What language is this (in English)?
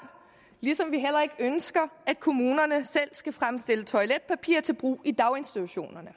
Danish